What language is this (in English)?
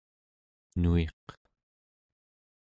Central Yupik